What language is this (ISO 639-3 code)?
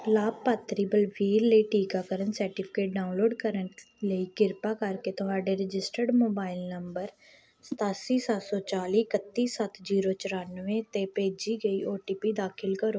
pan